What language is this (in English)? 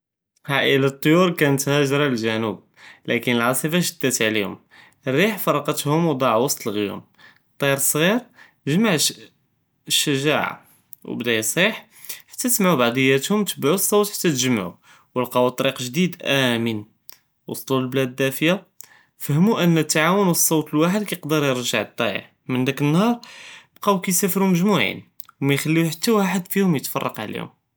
Judeo-Arabic